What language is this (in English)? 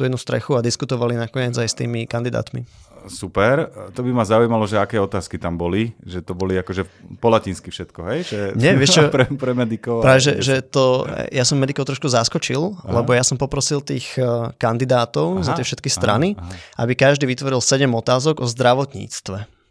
Slovak